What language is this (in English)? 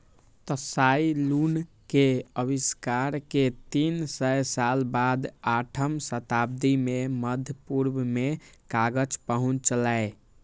Maithili